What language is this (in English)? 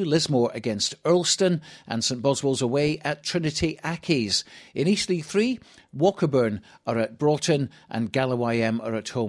English